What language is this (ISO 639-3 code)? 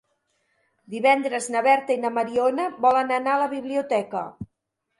cat